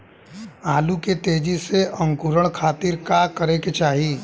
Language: Bhojpuri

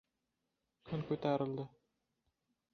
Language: Uzbek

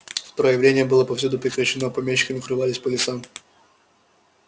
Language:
Russian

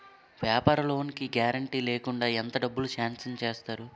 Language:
Telugu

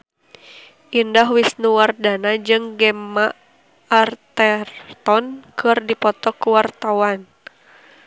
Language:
Sundanese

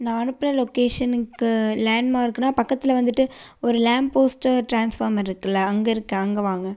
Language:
Tamil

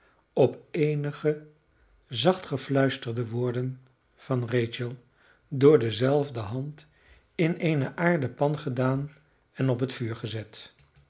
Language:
Dutch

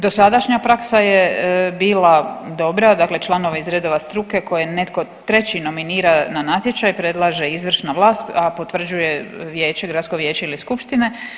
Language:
Croatian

